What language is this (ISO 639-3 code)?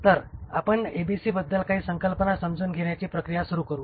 mar